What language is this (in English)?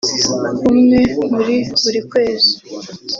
Kinyarwanda